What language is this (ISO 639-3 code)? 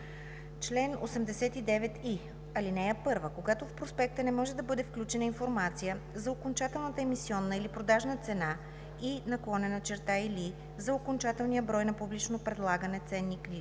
bul